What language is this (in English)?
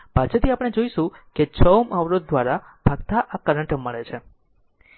Gujarati